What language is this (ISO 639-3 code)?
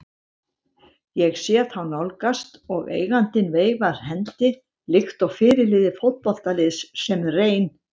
isl